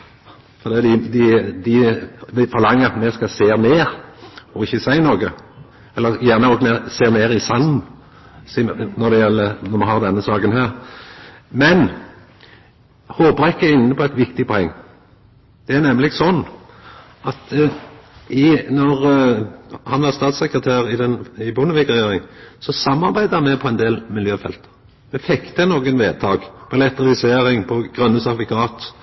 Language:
Norwegian Nynorsk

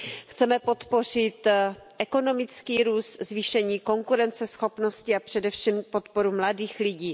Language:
Czech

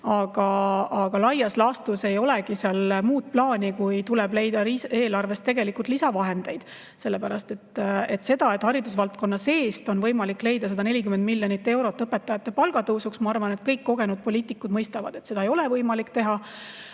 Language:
Estonian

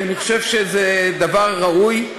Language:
Hebrew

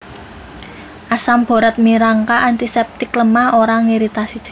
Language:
Javanese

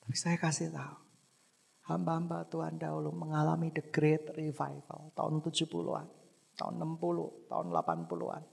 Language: Indonesian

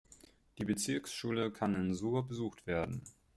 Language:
German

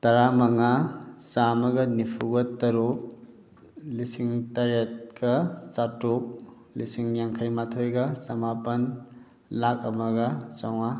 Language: Manipuri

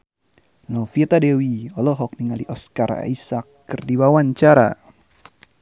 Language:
Sundanese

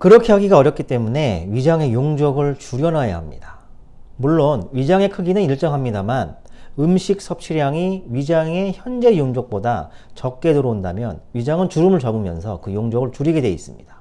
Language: Korean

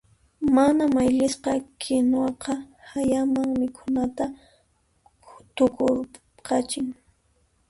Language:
Puno Quechua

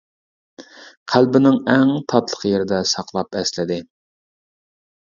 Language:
Uyghur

